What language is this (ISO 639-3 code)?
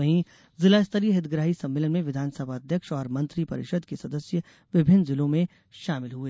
hin